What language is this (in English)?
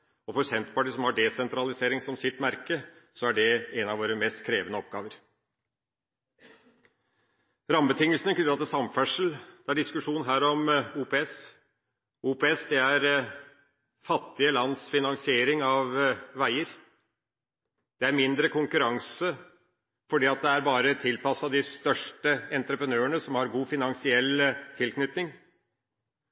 Norwegian Bokmål